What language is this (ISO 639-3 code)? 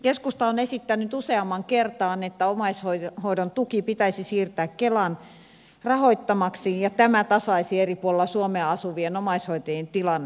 fin